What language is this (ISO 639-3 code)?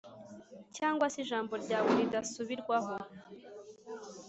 kin